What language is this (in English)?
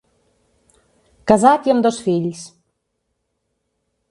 Catalan